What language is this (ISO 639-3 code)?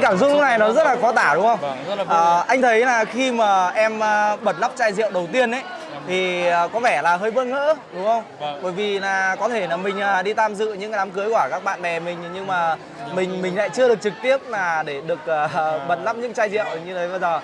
vie